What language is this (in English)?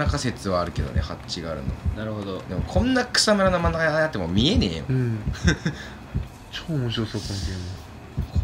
Japanese